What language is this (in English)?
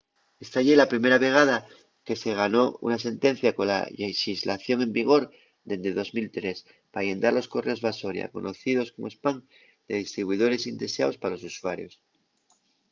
Asturian